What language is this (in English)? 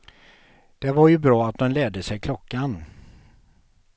Swedish